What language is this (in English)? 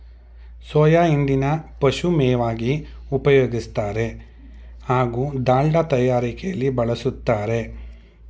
Kannada